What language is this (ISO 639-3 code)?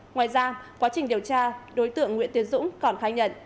vie